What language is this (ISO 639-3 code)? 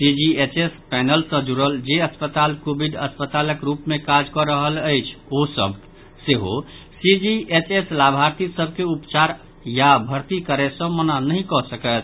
mai